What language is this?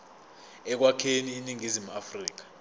Zulu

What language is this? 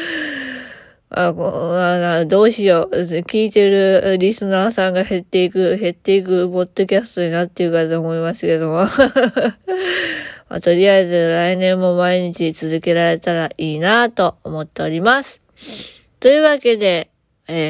Japanese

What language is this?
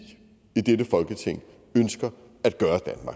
Danish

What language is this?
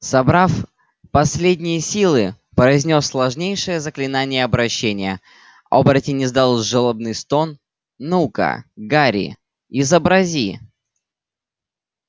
Russian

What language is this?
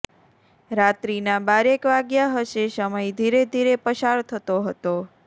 Gujarati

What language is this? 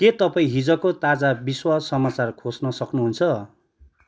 Nepali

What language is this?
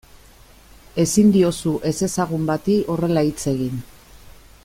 Basque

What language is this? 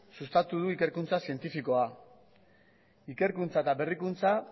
Basque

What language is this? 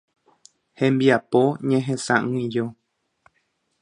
Guarani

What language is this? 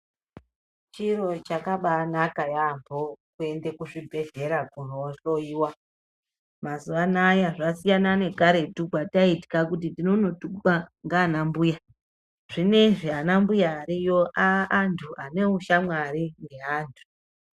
Ndau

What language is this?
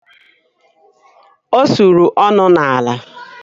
Igbo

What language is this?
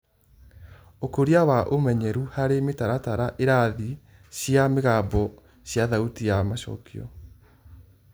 Kikuyu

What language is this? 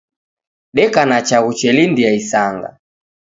Taita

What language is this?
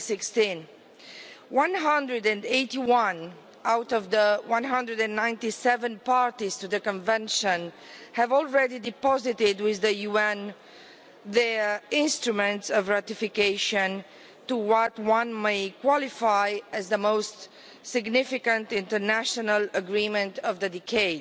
English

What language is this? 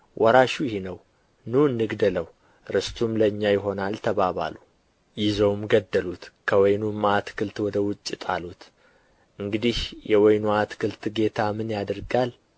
Amharic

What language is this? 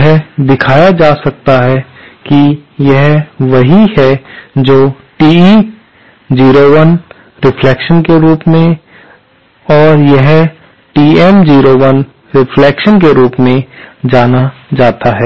Hindi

